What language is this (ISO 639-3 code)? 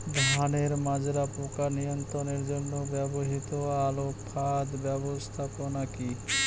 ben